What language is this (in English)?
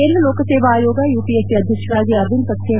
Kannada